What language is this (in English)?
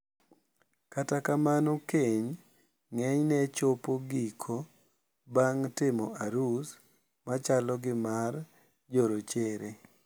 Luo (Kenya and Tanzania)